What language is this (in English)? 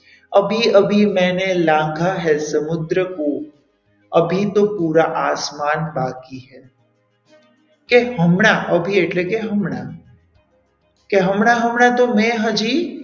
Gujarati